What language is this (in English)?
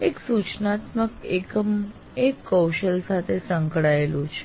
Gujarati